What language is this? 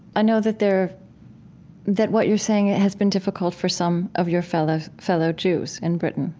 English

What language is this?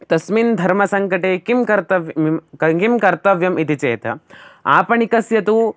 Sanskrit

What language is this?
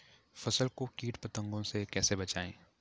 Hindi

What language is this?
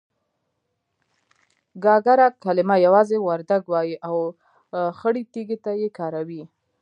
Pashto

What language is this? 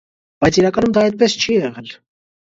Armenian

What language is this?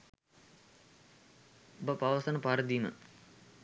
Sinhala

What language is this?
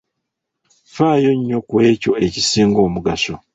Ganda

